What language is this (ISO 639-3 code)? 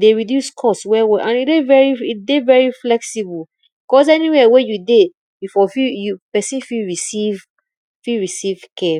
pcm